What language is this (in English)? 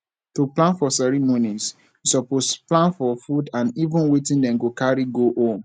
Nigerian Pidgin